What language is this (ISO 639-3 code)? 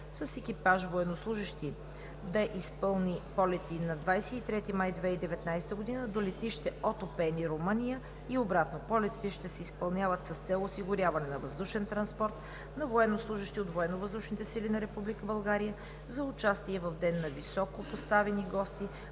bul